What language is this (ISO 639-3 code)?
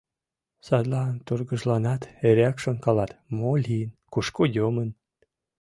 chm